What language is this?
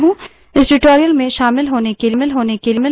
Hindi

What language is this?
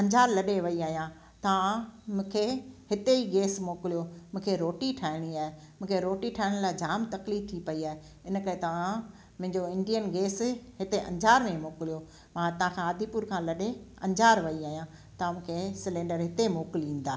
Sindhi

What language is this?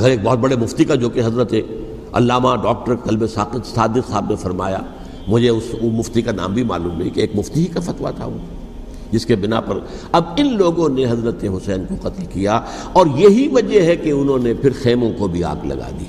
Urdu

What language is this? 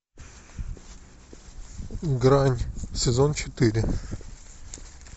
Russian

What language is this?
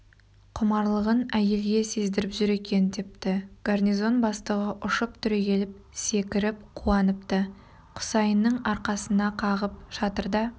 Kazakh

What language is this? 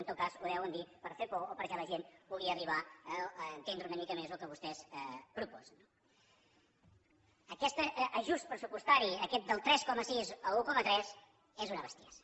Catalan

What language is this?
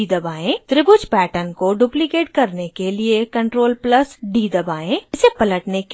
Hindi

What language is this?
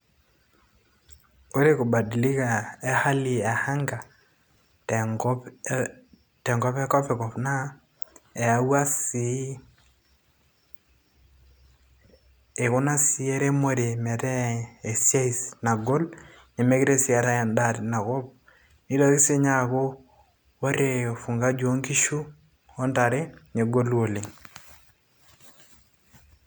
Masai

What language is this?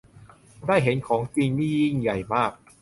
Thai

